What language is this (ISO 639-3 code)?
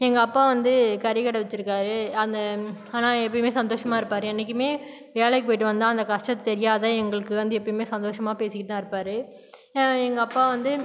tam